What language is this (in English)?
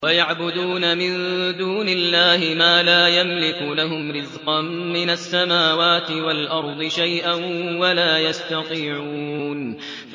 Arabic